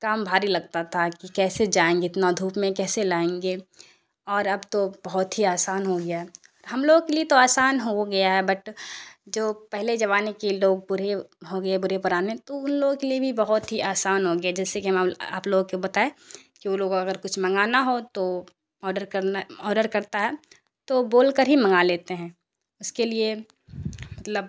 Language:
Urdu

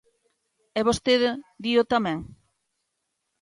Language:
Galician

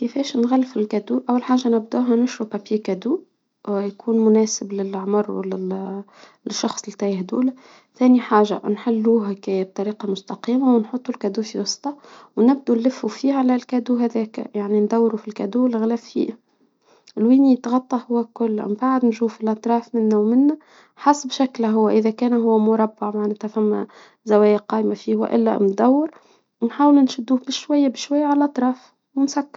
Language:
Tunisian Arabic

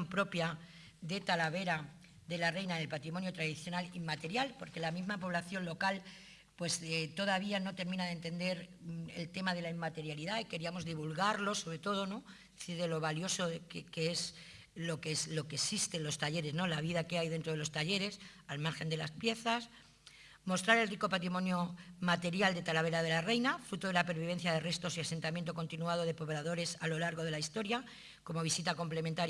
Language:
Spanish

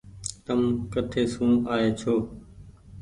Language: Goaria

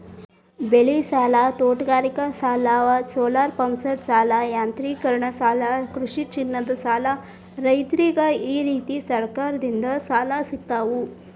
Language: Kannada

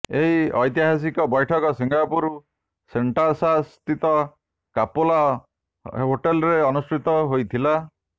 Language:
Odia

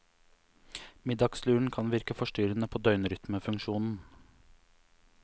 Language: Norwegian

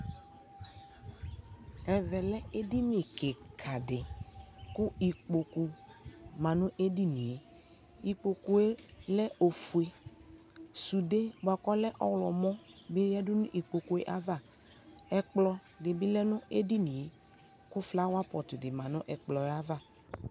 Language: Ikposo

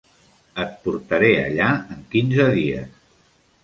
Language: Catalan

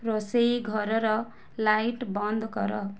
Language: Odia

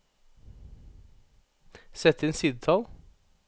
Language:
Norwegian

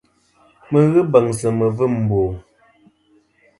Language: Kom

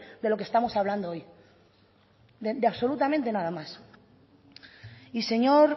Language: Spanish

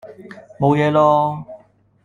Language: Cantonese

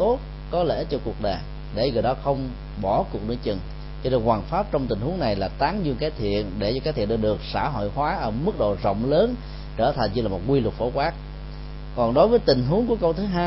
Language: Vietnamese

